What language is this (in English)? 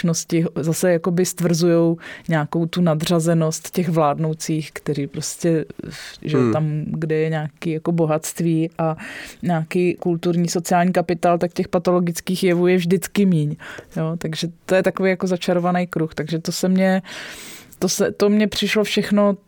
Czech